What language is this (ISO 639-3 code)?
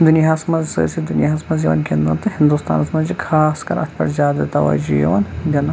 kas